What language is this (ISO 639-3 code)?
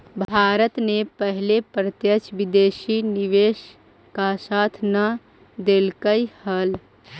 mag